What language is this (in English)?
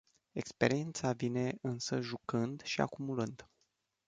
Romanian